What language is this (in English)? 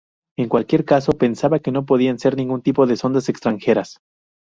Spanish